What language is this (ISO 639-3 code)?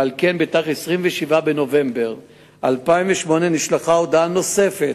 heb